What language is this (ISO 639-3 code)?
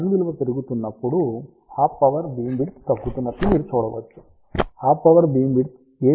tel